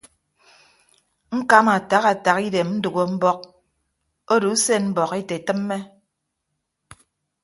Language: Ibibio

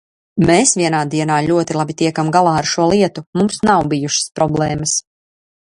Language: Latvian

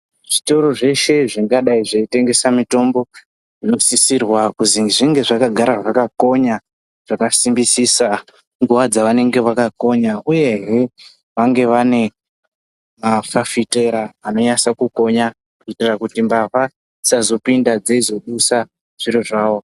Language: Ndau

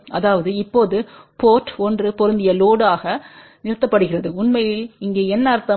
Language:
Tamil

